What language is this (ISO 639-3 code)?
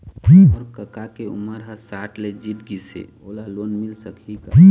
hne